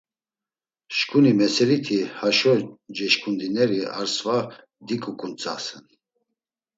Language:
Laz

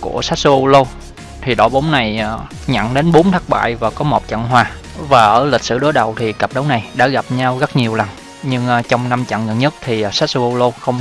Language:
Vietnamese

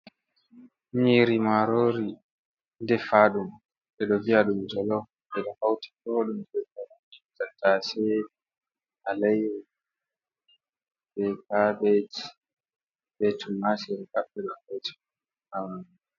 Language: Fula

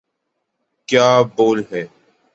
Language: Urdu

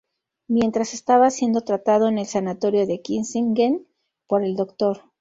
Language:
Spanish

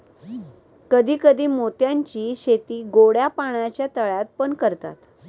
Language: Marathi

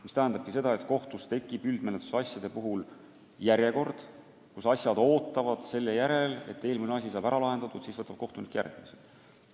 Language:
Estonian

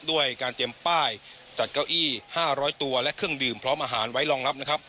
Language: Thai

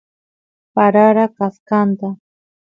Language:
Santiago del Estero Quichua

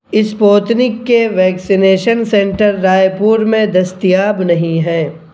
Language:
Urdu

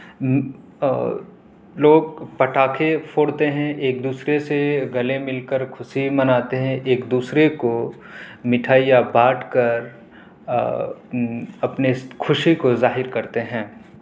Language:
Urdu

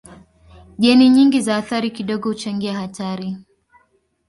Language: Swahili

